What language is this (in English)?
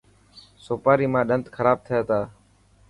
Dhatki